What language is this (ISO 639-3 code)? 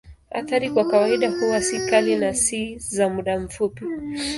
swa